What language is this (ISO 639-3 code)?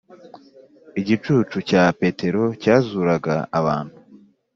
kin